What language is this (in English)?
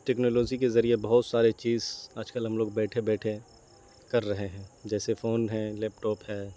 Urdu